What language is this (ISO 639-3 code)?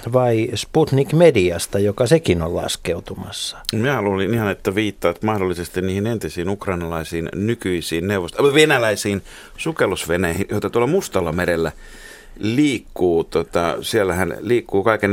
fin